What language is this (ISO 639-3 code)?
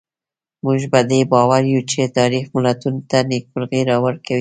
pus